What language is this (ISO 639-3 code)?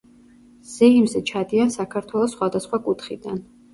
kat